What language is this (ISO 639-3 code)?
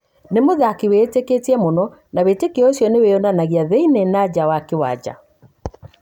kik